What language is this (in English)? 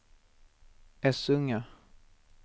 Swedish